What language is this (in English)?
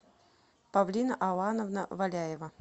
Russian